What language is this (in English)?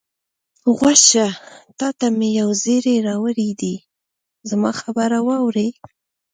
Pashto